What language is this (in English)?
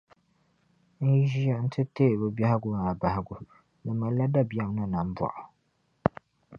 Dagbani